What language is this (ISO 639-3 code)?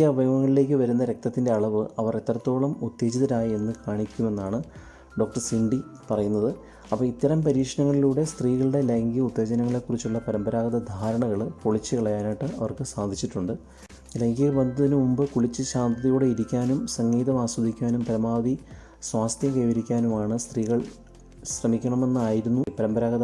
mal